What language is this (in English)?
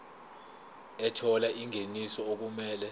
Zulu